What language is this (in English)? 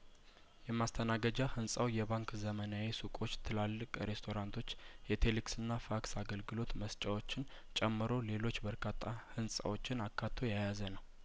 Amharic